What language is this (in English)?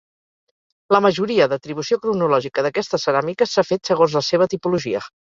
Catalan